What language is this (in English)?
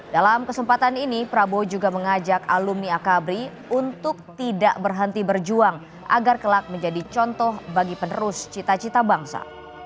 Indonesian